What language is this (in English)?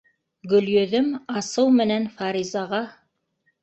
Bashkir